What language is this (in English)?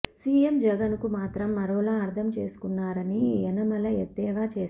Telugu